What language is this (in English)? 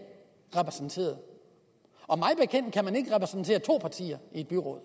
Danish